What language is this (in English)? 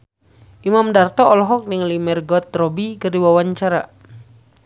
Sundanese